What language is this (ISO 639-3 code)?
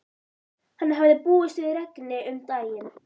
isl